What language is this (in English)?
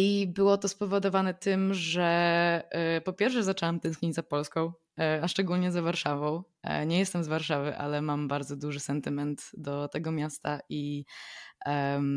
Polish